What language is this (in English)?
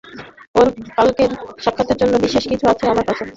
Bangla